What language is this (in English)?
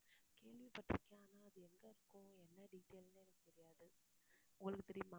Tamil